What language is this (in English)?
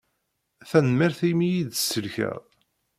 Kabyle